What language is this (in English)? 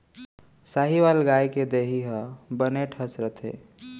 Chhattisgarhi